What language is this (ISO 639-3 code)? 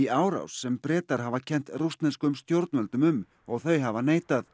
isl